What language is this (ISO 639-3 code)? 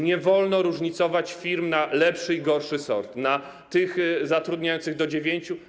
pol